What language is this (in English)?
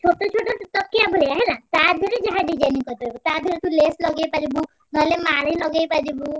Odia